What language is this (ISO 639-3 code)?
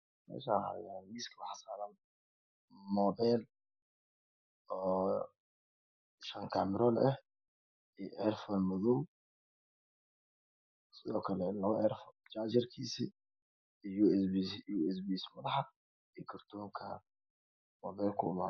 som